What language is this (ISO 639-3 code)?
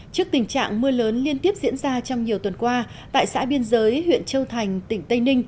vie